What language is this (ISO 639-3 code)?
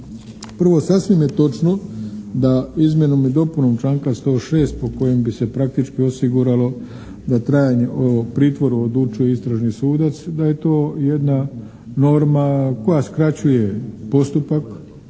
hrv